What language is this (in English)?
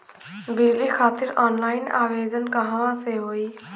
Bhojpuri